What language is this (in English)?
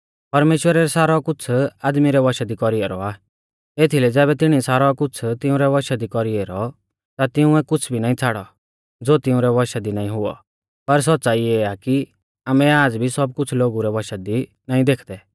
Mahasu Pahari